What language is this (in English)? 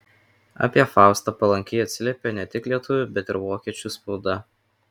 Lithuanian